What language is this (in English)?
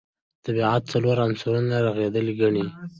Pashto